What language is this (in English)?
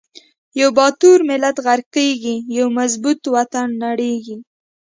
Pashto